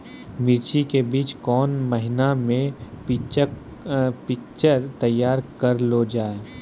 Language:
Maithili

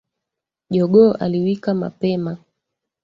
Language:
Swahili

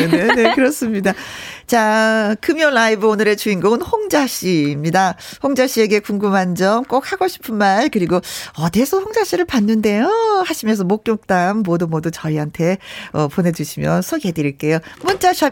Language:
Korean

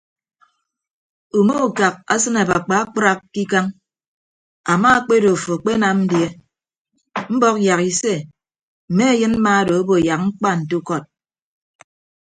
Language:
Ibibio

